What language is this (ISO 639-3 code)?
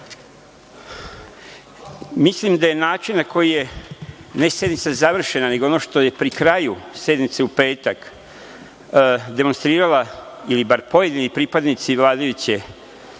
srp